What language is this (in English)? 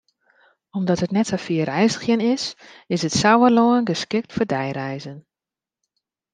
Western Frisian